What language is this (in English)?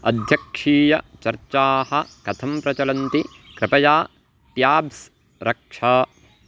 Sanskrit